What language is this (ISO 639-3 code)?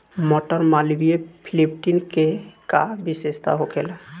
bho